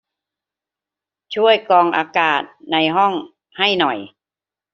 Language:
Thai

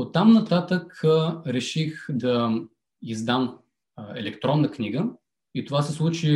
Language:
Bulgarian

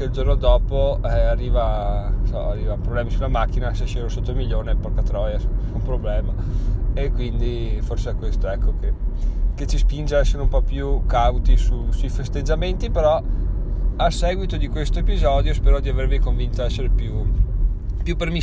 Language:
Italian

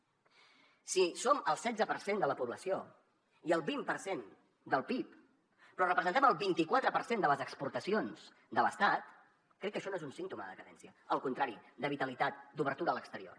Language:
Catalan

